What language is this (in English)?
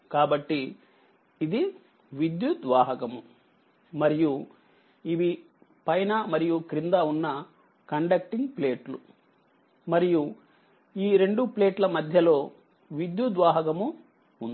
Telugu